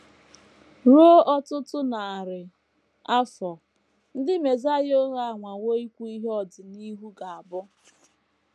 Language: Igbo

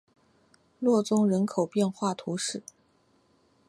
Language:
Chinese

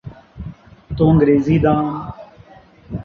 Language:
Urdu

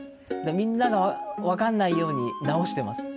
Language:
Japanese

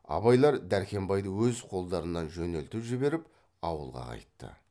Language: Kazakh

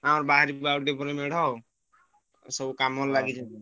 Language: Odia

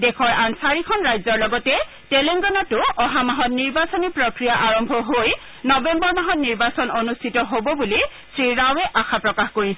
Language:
Assamese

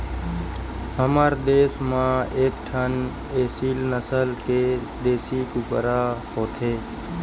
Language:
Chhattisgarhi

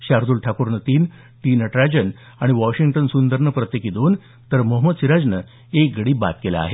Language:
Marathi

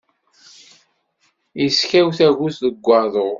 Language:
Kabyle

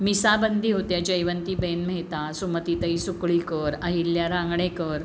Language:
Marathi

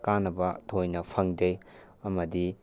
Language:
Manipuri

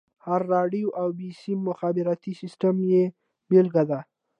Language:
Pashto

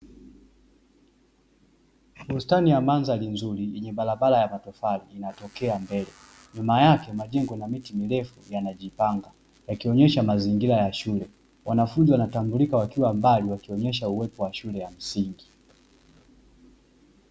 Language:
Swahili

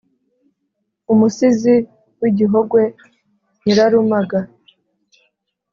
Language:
Kinyarwanda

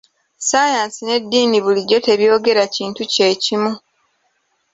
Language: Ganda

